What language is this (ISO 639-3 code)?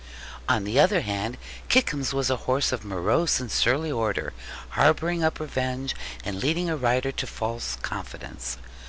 eng